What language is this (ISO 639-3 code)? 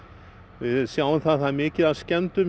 isl